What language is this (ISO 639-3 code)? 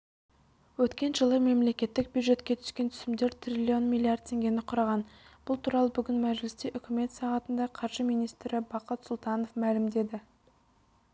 kaz